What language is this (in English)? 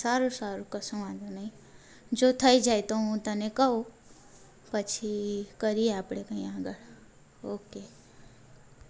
Gujarati